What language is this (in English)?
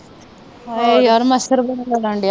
Punjabi